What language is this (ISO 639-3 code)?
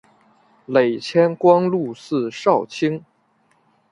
zho